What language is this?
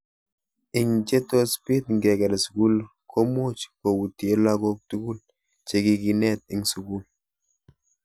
Kalenjin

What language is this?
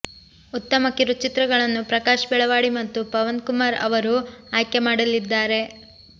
Kannada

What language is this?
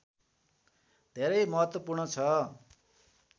Nepali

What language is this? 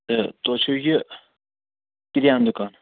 Kashmiri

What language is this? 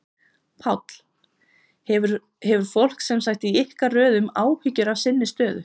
Icelandic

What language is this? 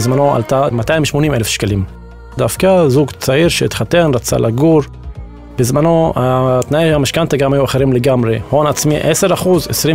Hebrew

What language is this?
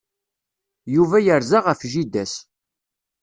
Kabyle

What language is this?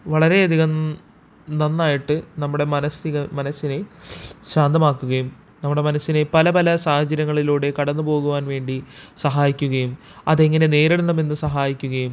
Malayalam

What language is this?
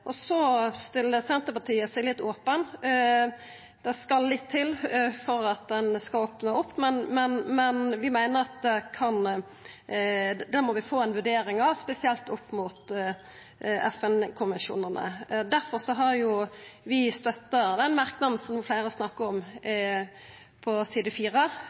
Norwegian Nynorsk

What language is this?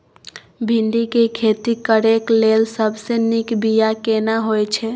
Maithili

